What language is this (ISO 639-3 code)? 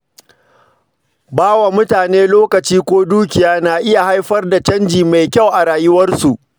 hau